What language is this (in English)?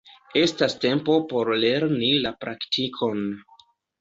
Esperanto